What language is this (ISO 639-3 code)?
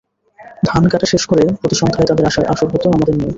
ben